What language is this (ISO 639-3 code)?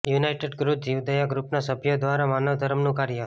guj